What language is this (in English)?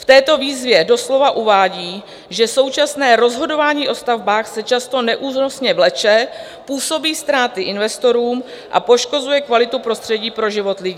Czech